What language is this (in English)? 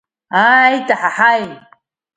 Abkhazian